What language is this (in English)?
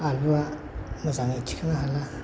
Bodo